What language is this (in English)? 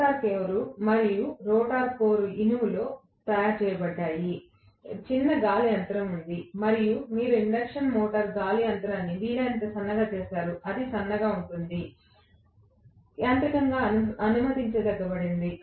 Telugu